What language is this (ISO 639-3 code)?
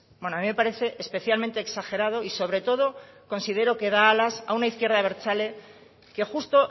spa